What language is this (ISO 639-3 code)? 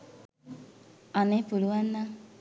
sin